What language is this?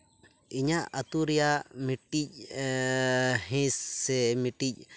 Santali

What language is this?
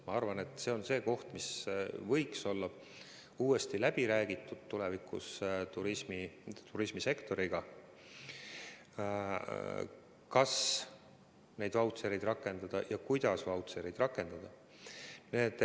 Estonian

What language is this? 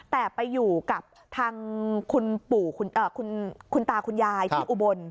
Thai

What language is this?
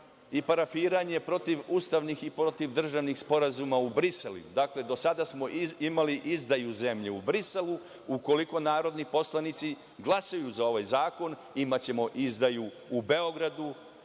Serbian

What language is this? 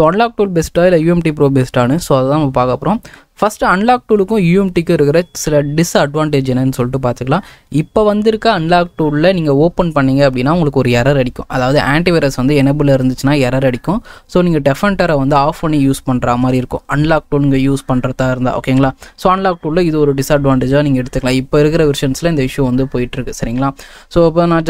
Tamil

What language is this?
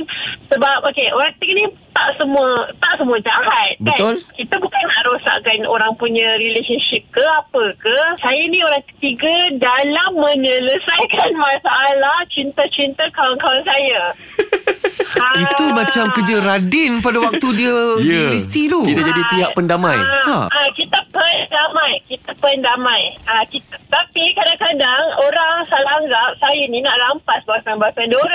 Malay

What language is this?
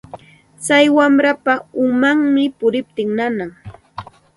Santa Ana de Tusi Pasco Quechua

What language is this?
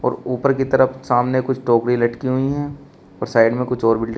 Hindi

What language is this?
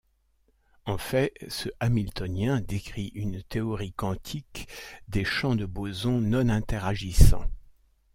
French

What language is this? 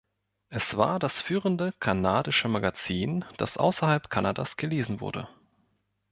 German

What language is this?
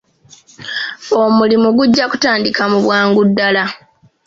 Ganda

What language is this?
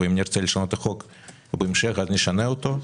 Hebrew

